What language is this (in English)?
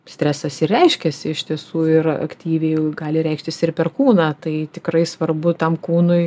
Lithuanian